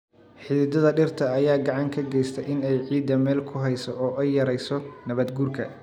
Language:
Somali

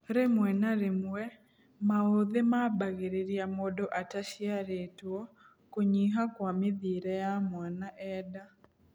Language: Kikuyu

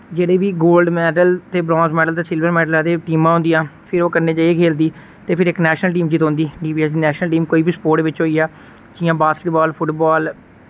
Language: Dogri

